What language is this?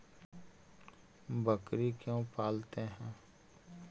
Magahi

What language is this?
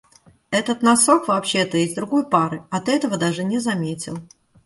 Russian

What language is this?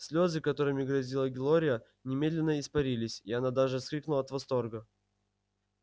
Russian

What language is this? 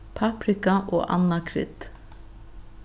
Faroese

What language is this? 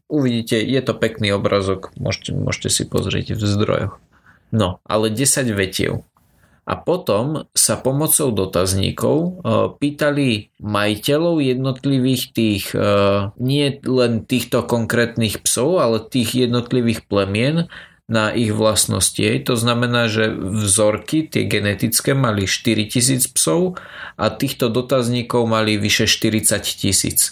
Slovak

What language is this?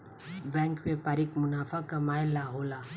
Bhojpuri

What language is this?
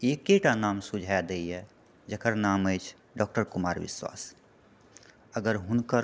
Maithili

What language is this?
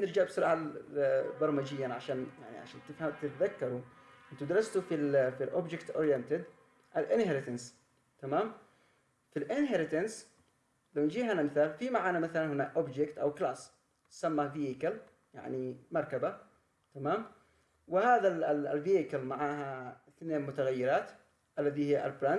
Arabic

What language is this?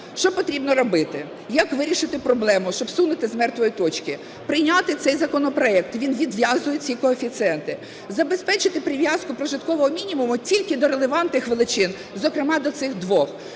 Ukrainian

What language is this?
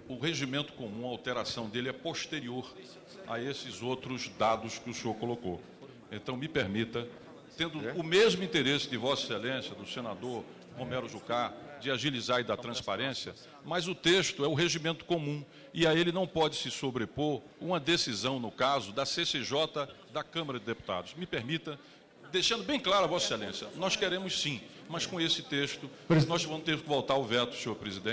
Portuguese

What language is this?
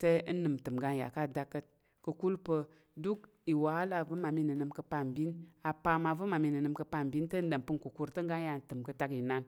Tarok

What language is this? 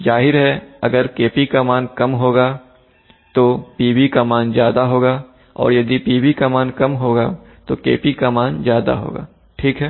Hindi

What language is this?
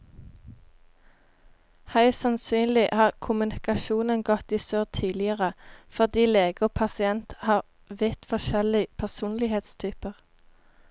Norwegian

